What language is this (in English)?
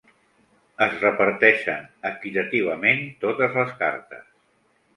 Catalan